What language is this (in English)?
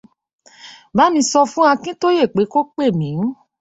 Yoruba